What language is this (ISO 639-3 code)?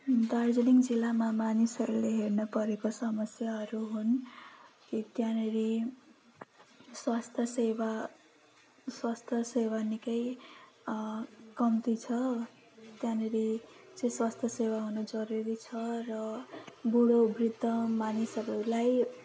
nep